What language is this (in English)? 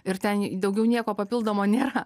Lithuanian